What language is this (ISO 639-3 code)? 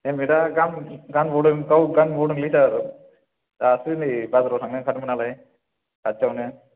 brx